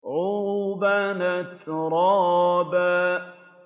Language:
Arabic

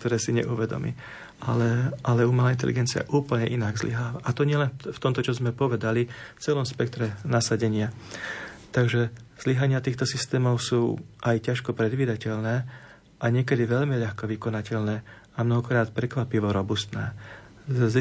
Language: Slovak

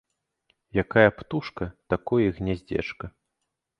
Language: Belarusian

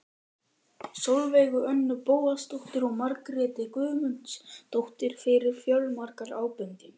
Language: Icelandic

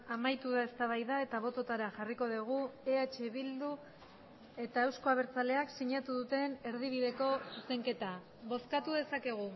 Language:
Basque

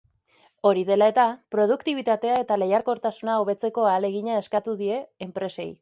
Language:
Basque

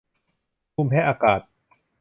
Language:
Thai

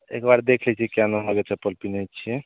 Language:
Maithili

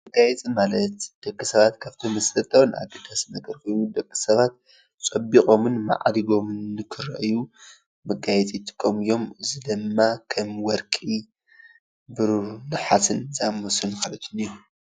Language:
Tigrinya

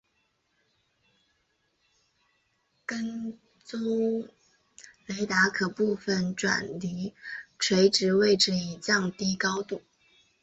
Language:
Chinese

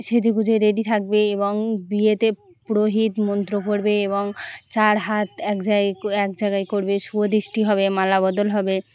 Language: Bangla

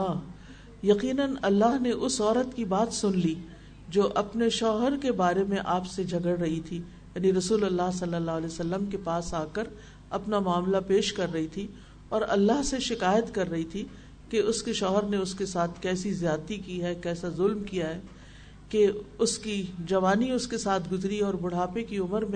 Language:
Urdu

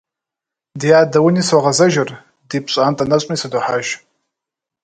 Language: Kabardian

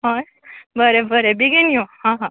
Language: Konkani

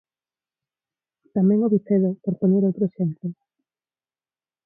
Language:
Galician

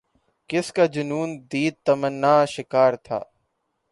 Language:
Urdu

